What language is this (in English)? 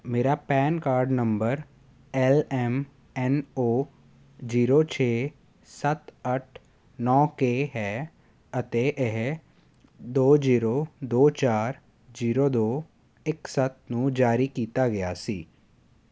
Punjabi